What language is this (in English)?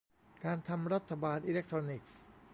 Thai